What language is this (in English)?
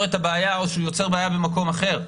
Hebrew